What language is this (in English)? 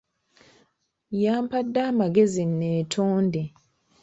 Ganda